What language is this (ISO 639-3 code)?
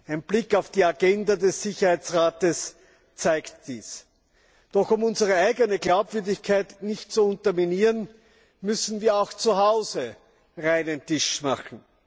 deu